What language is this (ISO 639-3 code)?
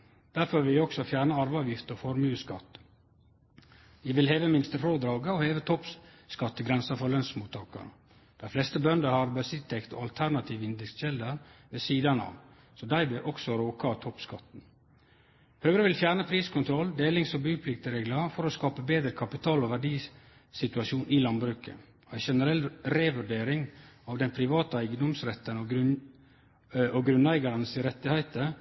nno